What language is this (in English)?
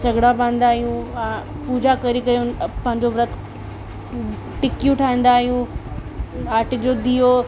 Sindhi